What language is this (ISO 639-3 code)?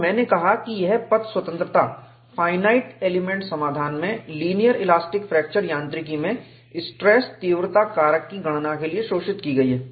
hin